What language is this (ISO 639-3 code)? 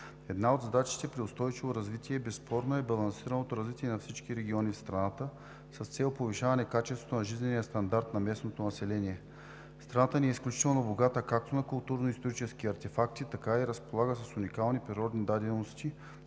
bul